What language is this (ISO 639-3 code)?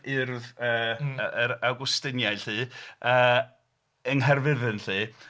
cym